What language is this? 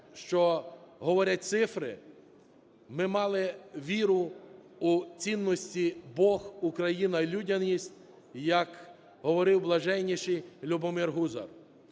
Ukrainian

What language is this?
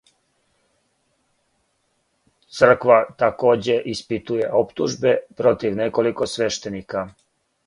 Serbian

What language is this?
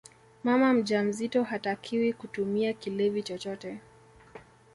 Swahili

